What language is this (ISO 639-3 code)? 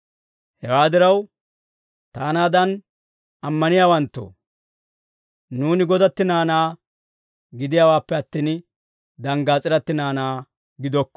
dwr